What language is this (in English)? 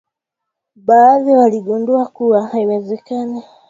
Swahili